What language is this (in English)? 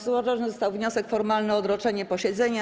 Polish